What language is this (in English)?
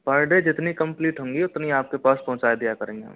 Hindi